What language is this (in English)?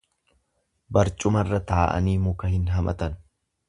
Oromo